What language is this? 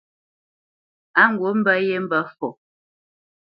Bamenyam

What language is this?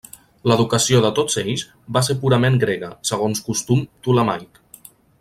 Catalan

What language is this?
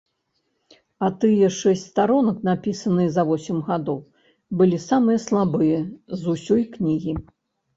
Belarusian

